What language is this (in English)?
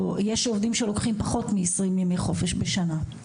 Hebrew